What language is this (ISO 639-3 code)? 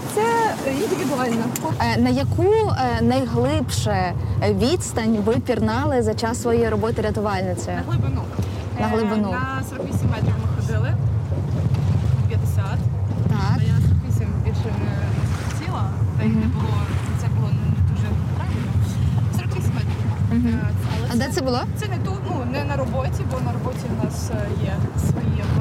ukr